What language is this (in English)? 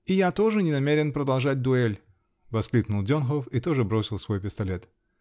Russian